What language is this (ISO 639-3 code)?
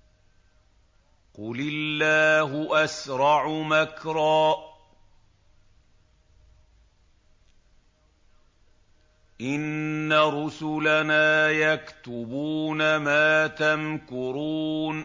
ara